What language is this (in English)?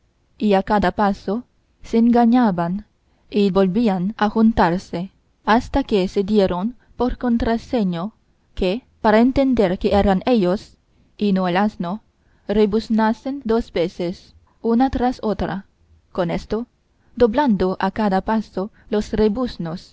Spanish